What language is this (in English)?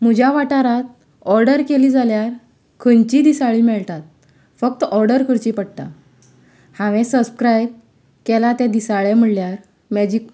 Konkani